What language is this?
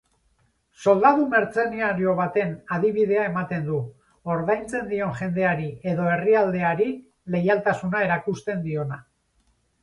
Basque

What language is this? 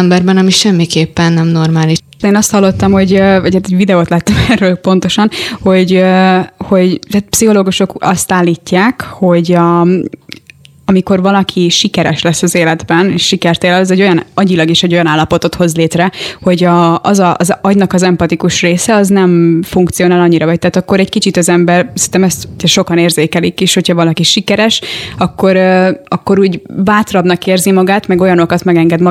Hungarian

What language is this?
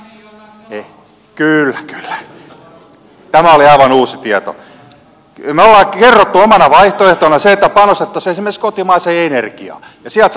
Finnish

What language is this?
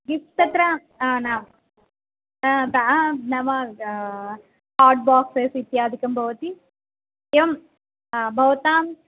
Sanskrit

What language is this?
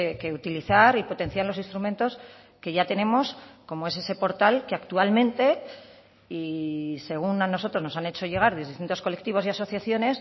Spanish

